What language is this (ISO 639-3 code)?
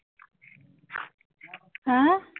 asm